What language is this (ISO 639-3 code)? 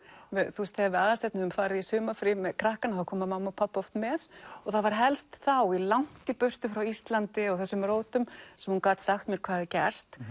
isl